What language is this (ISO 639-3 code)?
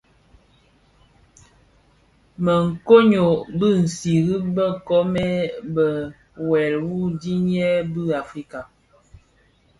ksf